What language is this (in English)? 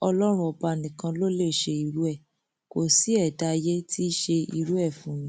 Yoruba